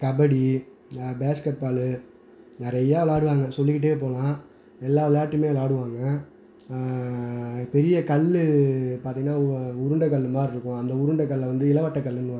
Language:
Tamil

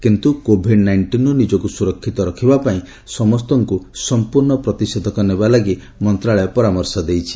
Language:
Odia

